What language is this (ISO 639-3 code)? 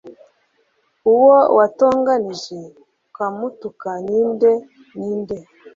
kin